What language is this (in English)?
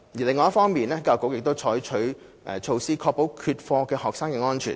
Cantonese